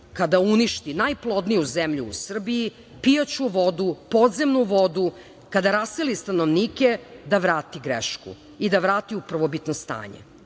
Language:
Serbian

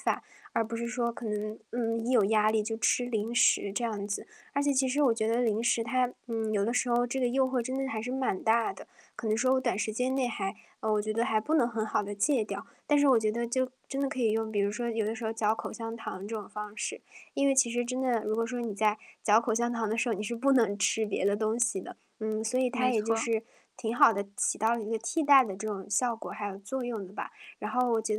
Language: Chinese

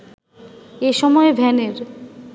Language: Bangla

